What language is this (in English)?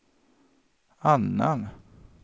Swedish